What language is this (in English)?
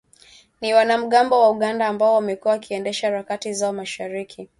Swahili